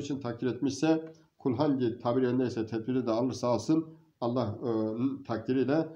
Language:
Turkish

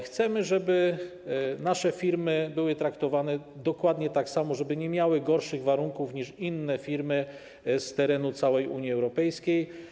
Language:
Polish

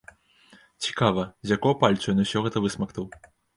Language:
Belarusian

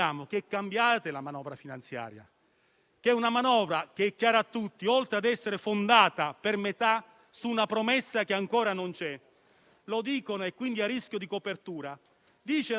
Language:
Italian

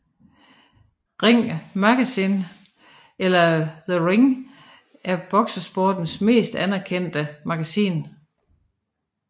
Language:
Danish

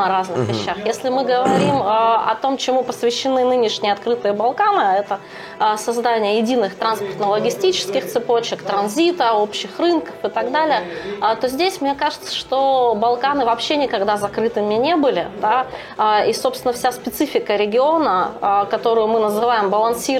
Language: Russian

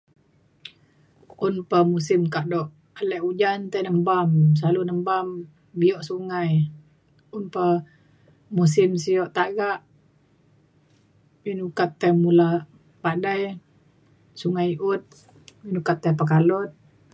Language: Mainstream Kenyah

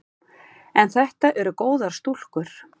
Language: Icelandic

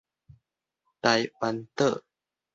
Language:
Min Nan Chinese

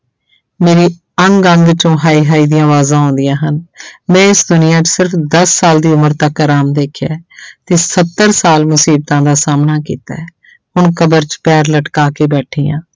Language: Punjabi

